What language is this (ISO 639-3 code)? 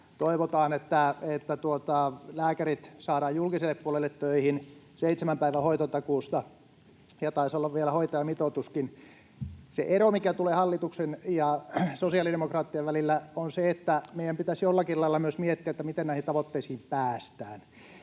fin